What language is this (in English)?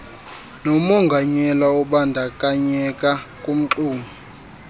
Xhosa